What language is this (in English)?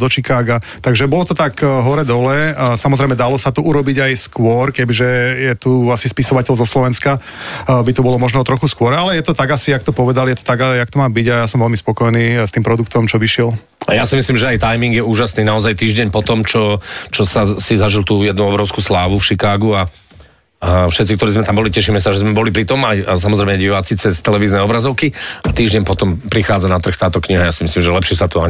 Slovak